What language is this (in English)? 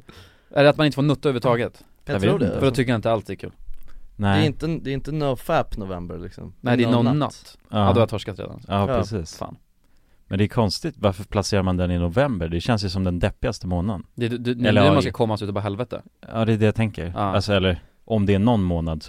Swedish